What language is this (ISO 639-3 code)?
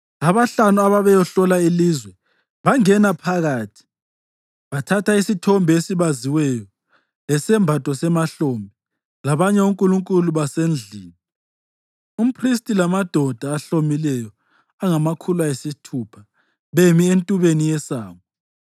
nde